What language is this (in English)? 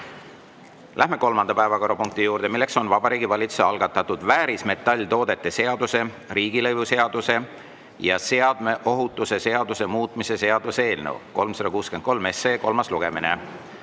Estonian